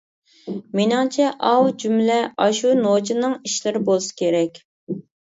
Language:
Uyghur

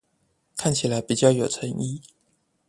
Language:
Chinese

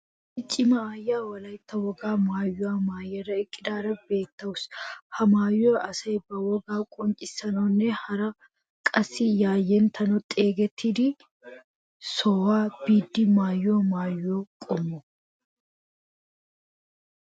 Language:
Wolaytta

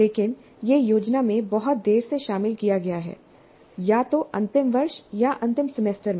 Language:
Hindi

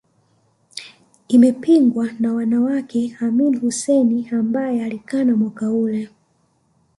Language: Swahili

